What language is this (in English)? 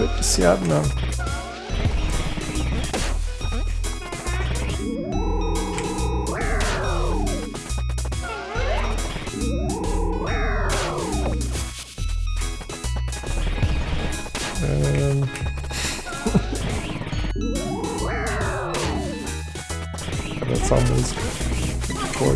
Portuguese